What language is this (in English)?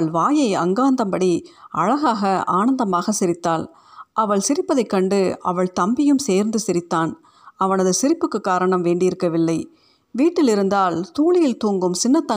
Tamil